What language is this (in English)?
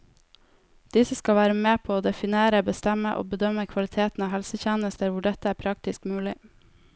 Norwegian